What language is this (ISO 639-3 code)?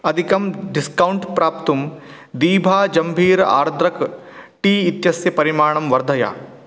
san